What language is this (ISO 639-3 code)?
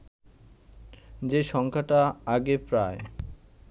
ben